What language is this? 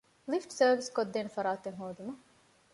Divehi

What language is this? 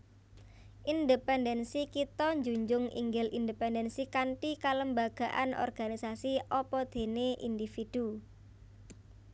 Javanese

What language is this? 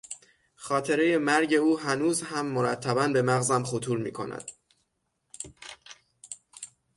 Persian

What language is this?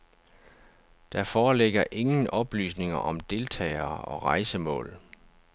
Danish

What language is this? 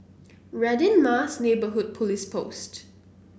English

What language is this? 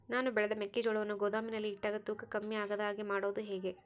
Kannada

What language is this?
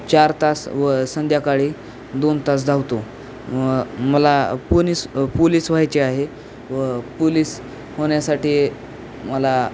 Marathi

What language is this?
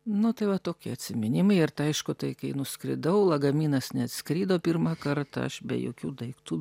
Lithuanian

